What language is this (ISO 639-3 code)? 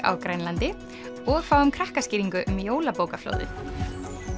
isl